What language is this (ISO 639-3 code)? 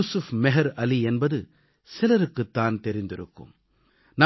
tam